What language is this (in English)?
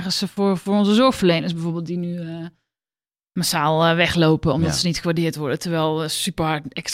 Dutch